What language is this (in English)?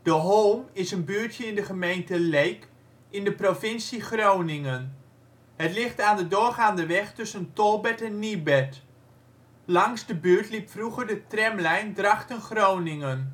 Dutch